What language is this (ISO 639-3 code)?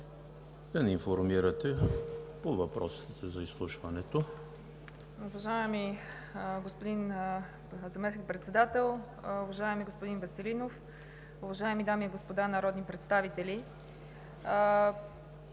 bul